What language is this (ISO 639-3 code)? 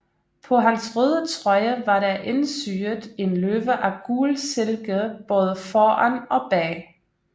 dan